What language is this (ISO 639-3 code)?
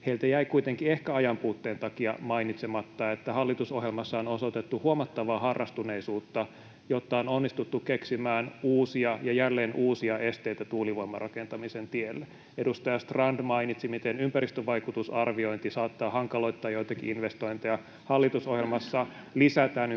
fin